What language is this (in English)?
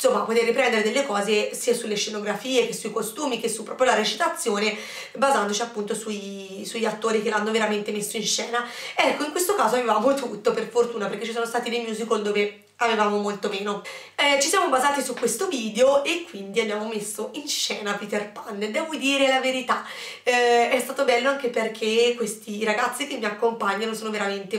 Italian